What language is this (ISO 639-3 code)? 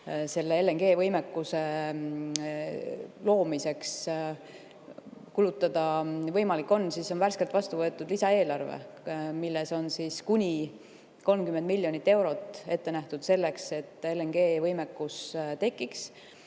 est